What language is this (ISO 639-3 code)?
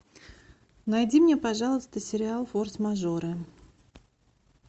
rus